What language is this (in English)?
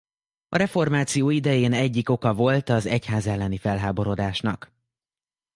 Hungarian